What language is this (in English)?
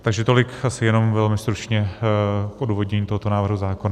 Czech